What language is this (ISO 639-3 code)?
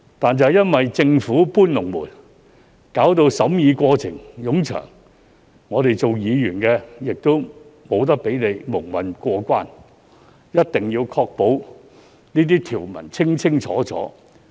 yue